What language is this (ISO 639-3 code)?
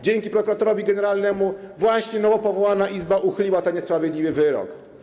pol